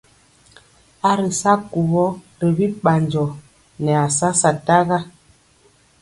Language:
Mpiemo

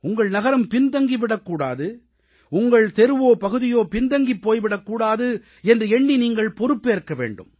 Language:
Tamil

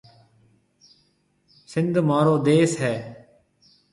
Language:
Marwari (Pakistan)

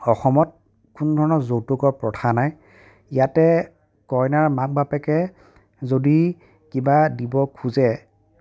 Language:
Assamese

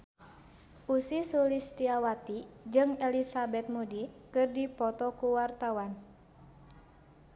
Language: Sundanese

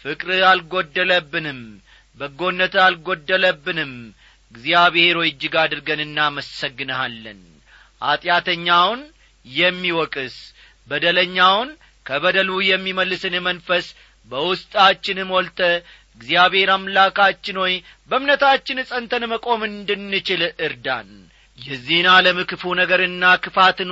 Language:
Amharic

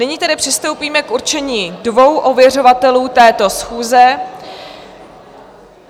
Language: Czech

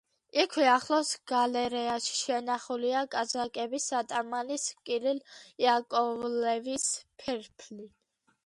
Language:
Georgian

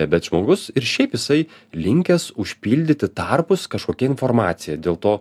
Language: Lithuanian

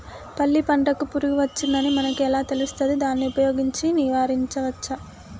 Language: Telugu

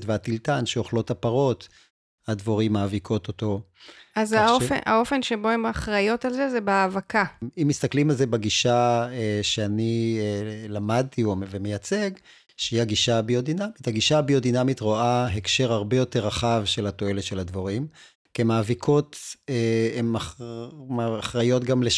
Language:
Hebrew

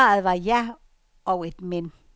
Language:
Danish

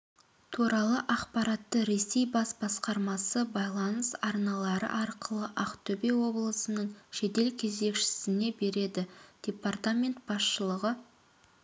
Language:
Kazakh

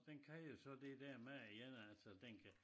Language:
Danish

